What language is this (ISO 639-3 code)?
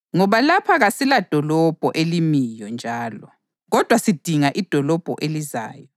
nde